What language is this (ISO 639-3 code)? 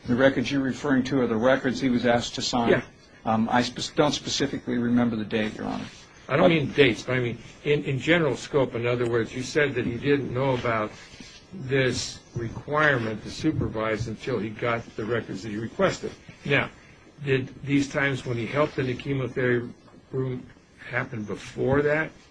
eng